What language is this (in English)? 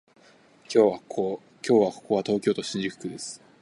Japanese